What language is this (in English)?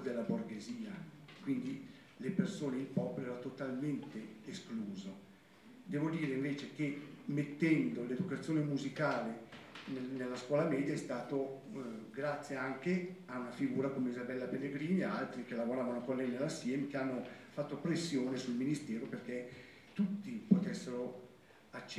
Italian